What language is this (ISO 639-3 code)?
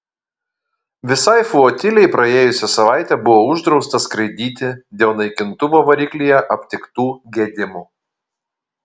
lit